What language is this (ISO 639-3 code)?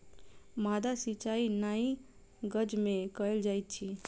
mai